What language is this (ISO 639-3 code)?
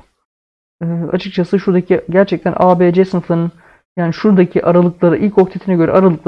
tur